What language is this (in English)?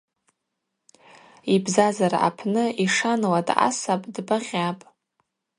Abaza